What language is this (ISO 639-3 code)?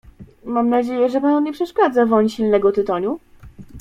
pol